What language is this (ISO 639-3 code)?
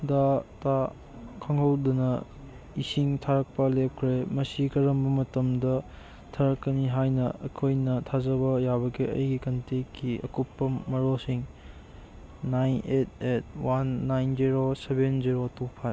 mni